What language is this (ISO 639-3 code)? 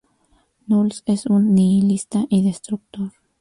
spa